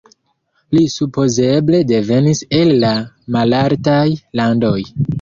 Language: Esperanto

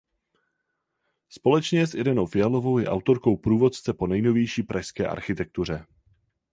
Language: Czech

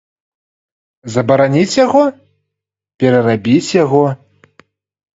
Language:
Belarusian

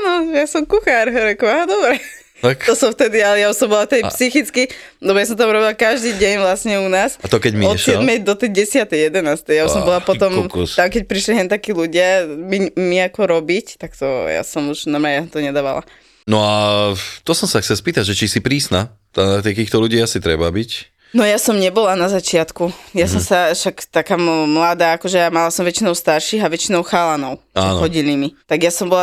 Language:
Slovak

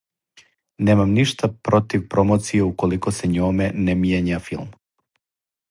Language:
Serbian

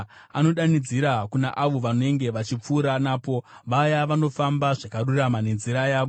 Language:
Shona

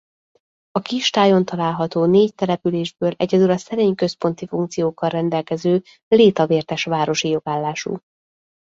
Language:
Hungarian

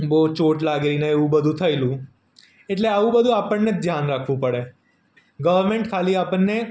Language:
Gujarati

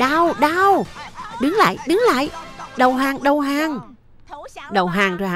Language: Vietnamese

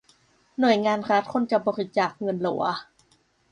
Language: Thai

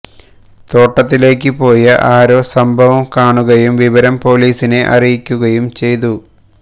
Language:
Malayalam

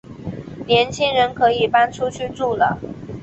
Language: Chinese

